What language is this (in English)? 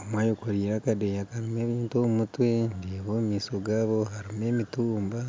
Nyankole